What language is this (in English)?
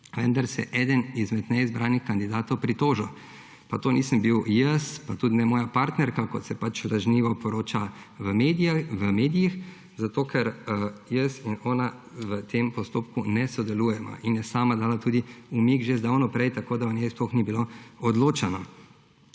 Slovenian